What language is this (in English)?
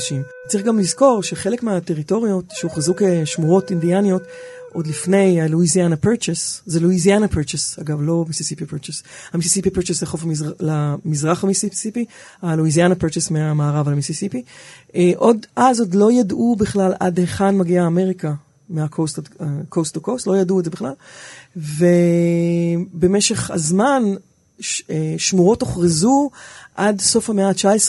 Hebrew